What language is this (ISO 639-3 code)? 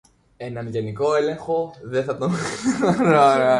ell